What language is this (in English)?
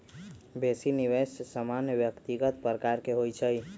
Magahi